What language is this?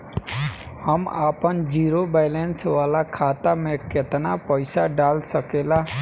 Bhojpuri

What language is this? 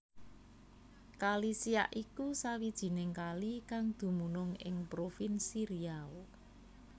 Javanese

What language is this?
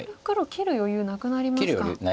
Japanese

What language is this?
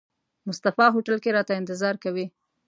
Pashto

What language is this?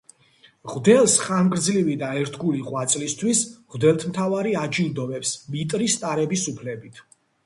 Georgian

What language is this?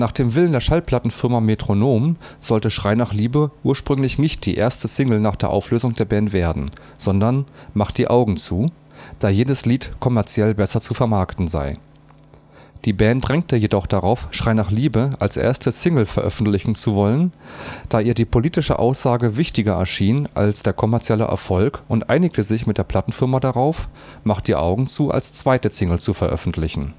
German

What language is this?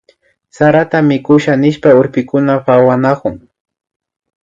Imbabura Highland Quichua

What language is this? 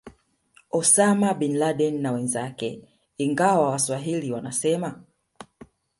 Swahili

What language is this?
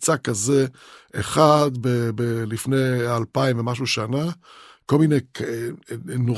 Hebrew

